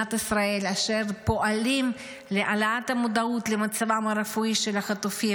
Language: Hebrew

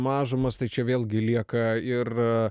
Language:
Lithuanian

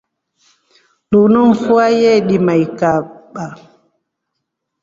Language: Rombo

